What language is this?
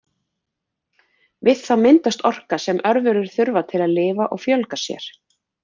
Icelandic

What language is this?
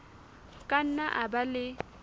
Southern Sotho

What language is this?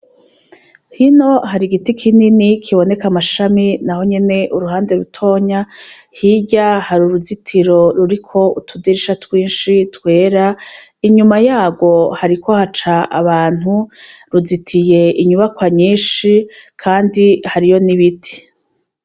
Rundi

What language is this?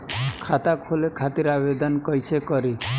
Bhojpuri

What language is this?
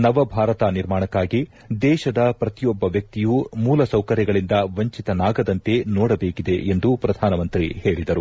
Kannada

